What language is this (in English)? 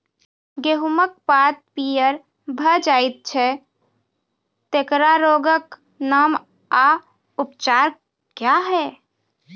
Maithili